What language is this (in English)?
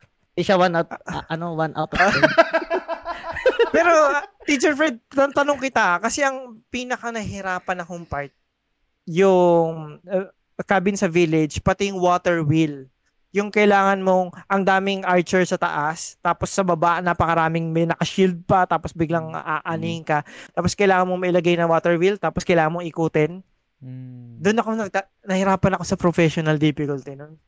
Filipino